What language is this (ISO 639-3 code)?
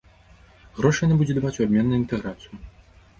bel